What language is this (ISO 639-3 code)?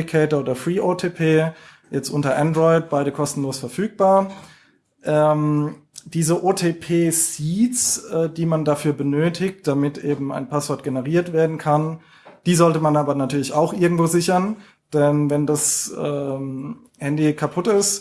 deu